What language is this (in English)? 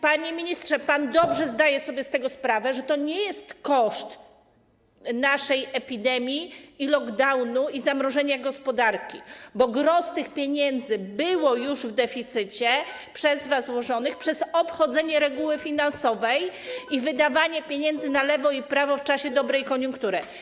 Polish